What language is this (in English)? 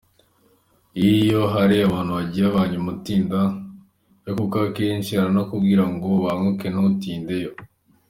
Kinyarwanda